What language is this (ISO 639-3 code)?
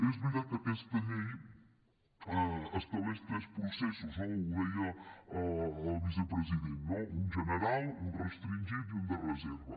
cat